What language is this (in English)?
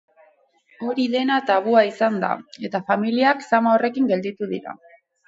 Basque